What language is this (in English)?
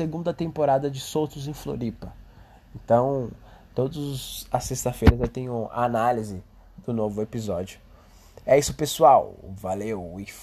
Portuguese